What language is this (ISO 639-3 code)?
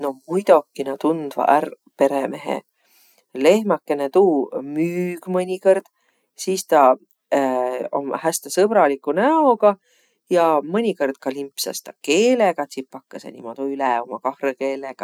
vro